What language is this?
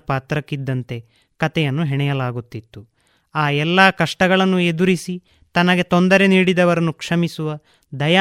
Kannada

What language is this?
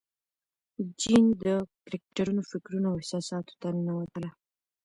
Pashto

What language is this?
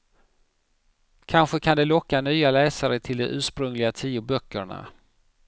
Swedish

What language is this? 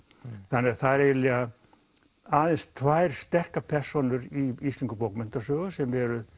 Icelandic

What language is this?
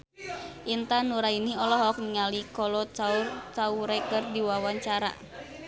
Sundanese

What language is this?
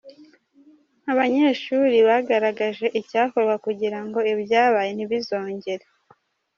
Kinyarwanda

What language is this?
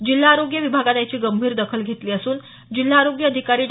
Marathi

